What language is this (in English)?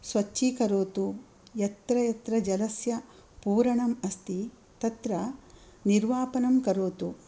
Sanskrit